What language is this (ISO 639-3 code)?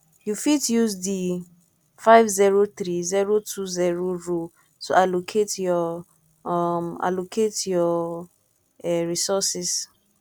pcm